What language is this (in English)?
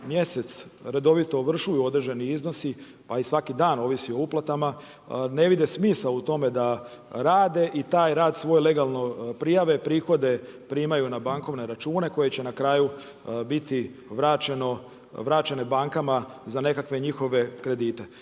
Croatian